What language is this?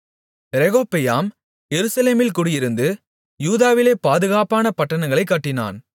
Tamil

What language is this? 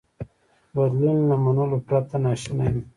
Pashto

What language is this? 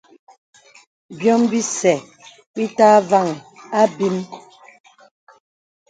Bebele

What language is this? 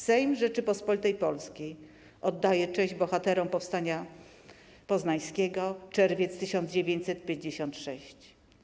Polish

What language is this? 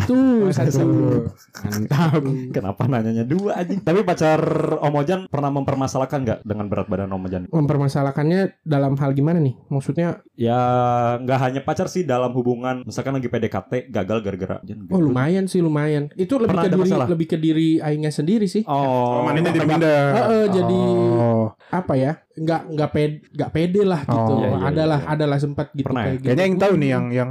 Indonesian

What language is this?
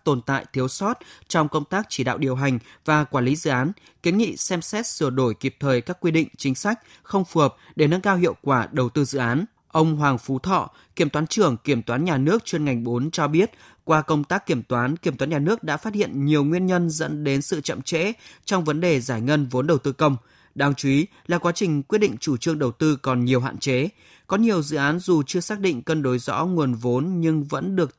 Vietnamese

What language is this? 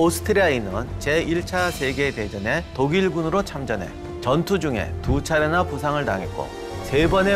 Korean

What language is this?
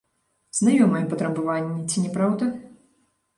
Belarusian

